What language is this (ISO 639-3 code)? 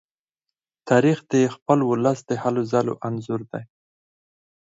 pus